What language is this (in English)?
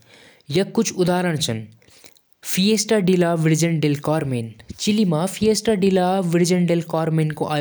Jaunsari